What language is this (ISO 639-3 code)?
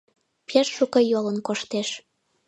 chm